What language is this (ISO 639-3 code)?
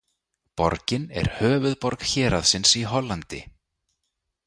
isl